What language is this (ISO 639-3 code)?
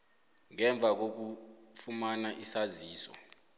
nbl